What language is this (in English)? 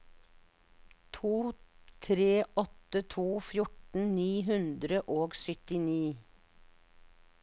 Norwegian